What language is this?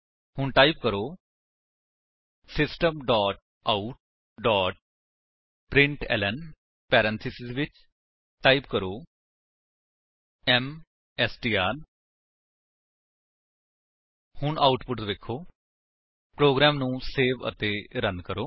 Punjabi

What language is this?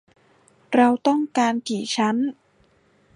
Thai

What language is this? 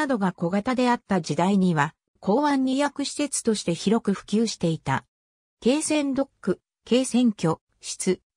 Japanese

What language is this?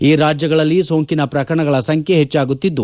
Kannada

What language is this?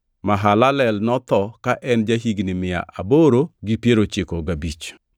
Luo (Kenya and Tanzania)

